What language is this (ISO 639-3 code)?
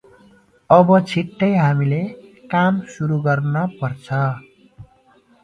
nep